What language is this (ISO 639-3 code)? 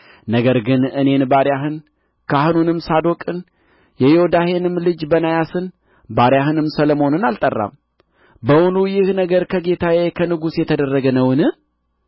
amh